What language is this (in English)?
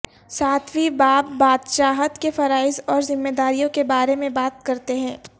Urdu